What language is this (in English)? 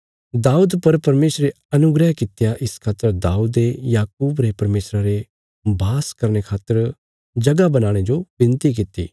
Bilaspuri